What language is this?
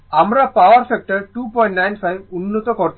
Bangla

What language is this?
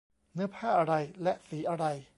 Thai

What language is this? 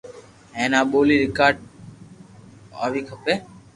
Loarki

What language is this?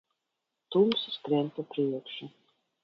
Latvian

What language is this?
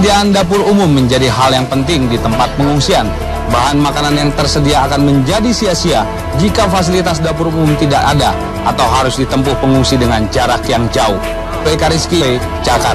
Indonesian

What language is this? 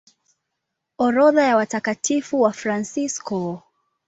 Swahili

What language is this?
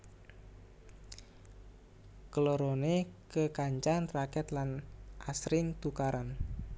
Javanese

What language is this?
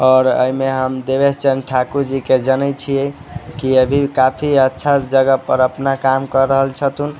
Maithili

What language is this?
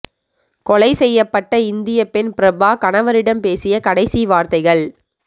Tamil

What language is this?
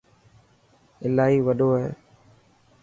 Dhatki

